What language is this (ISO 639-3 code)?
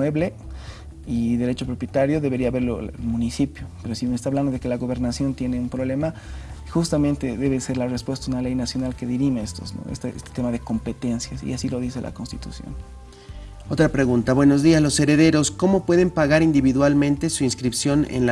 spa